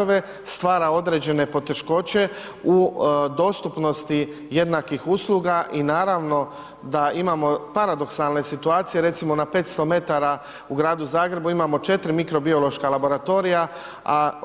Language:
Croatian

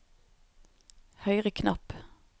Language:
Norwegian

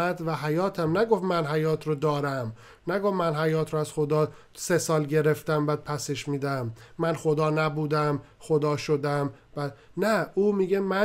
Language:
Persian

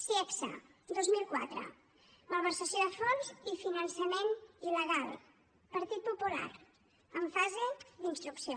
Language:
Catalan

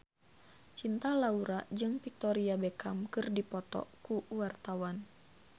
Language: Sundanese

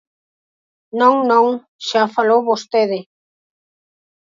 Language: Galician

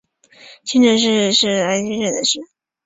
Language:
Chinese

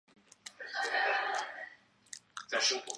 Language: Chinese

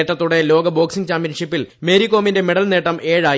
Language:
Malayalam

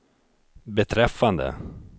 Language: Swedish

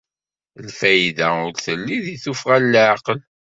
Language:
Kabyle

